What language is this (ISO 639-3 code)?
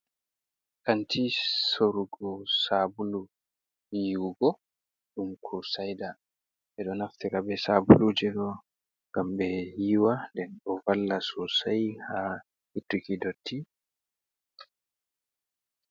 ful